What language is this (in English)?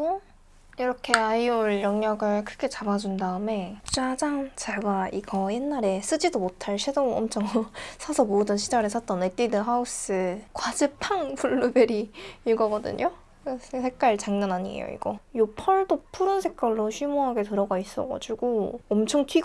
Korean